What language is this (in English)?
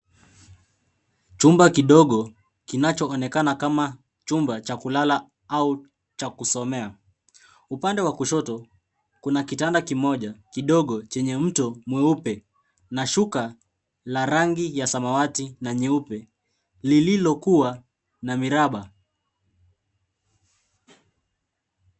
Swahili